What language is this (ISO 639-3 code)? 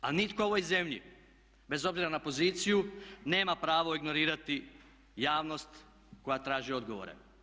hrv